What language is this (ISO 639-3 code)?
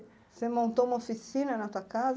por